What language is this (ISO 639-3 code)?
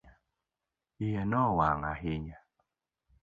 luo